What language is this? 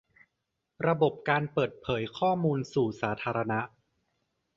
Thai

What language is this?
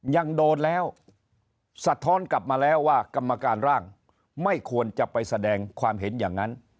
Thai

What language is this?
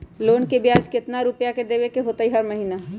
Magahi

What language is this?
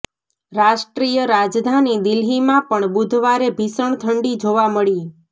Gujarati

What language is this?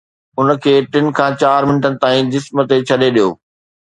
Sindhi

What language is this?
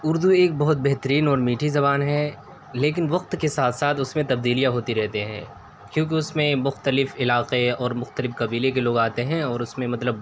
Urdu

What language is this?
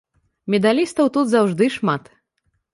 Belarusian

